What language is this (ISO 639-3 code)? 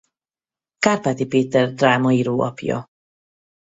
hun